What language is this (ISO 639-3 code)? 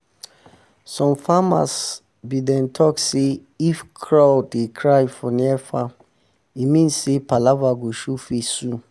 pcm